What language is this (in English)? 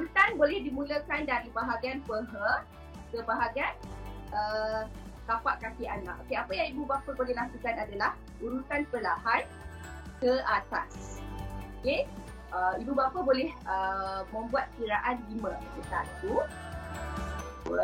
Malay